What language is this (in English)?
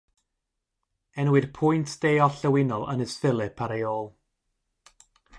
Welsh